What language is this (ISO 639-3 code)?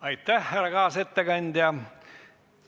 est